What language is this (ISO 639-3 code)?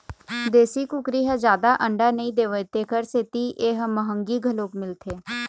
hne